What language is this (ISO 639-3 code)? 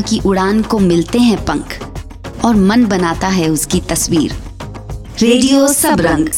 hin